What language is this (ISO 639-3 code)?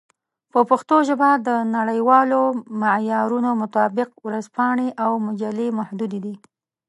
pus